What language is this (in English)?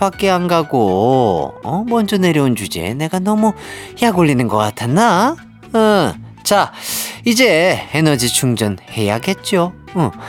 Korean